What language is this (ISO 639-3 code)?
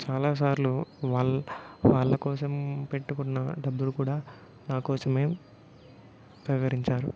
tel